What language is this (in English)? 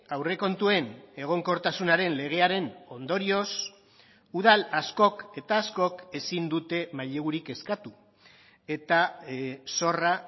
Basque